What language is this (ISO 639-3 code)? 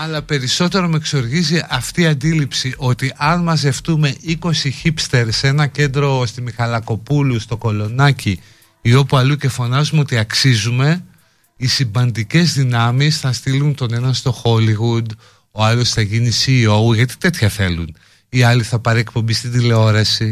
ell